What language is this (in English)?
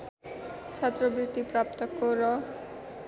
Nepali